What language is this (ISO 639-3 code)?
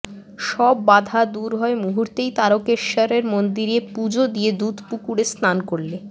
ben